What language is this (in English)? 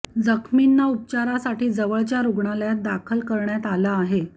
Marathi